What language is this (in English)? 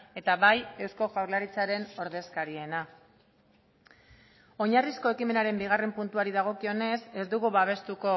Basque